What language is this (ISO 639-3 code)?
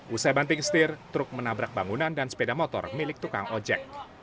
ind